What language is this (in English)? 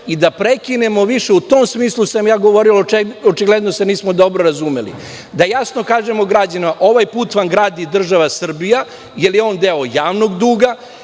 Serbian